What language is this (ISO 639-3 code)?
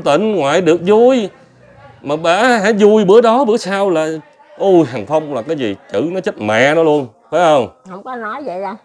vie